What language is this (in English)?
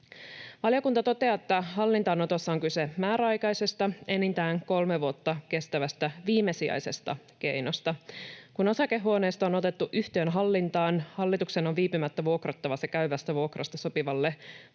Finnish